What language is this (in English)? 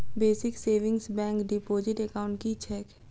Maithili